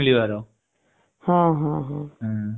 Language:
Odia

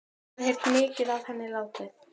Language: Icelandic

